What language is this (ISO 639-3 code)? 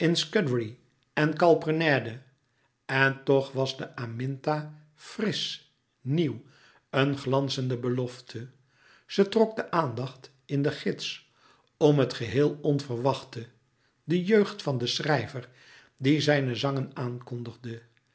nld